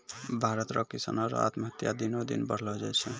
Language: Maithili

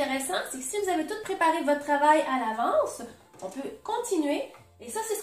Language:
French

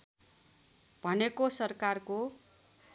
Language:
Nepali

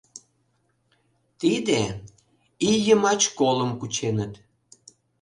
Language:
Mari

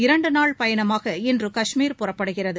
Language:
Tamil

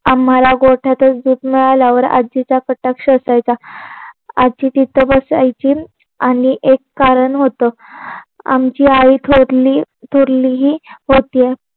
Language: Marathi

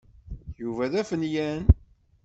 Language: Kabyle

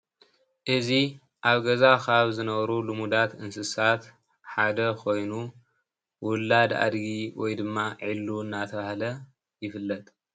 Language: Tigrinya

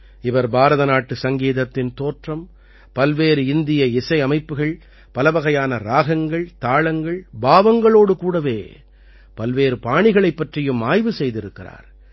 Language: Tamil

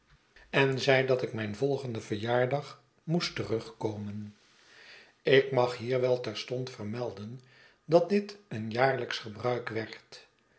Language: Dutch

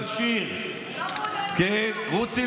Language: Hebrew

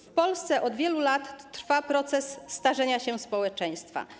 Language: Polish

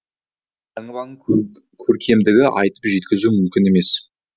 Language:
Kazakh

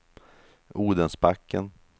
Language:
Swedish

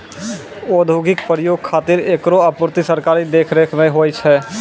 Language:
Maithili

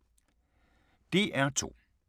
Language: Danish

